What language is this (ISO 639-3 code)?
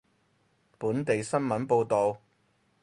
yue